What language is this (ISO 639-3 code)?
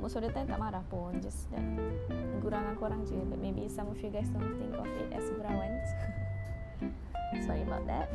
msa